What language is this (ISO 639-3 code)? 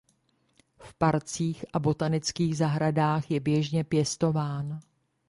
ces